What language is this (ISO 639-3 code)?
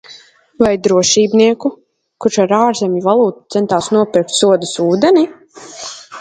lav